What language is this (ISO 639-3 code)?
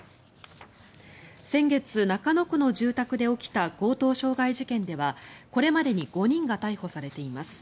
jpn